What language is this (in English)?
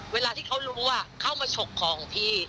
Thai